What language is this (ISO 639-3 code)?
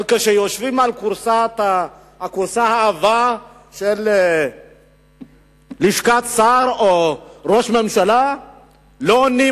heb